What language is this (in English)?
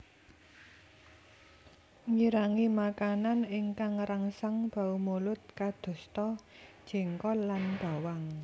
Javanese